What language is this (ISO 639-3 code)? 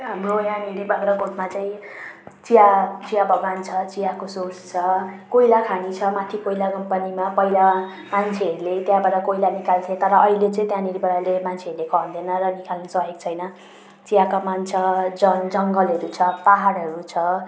nep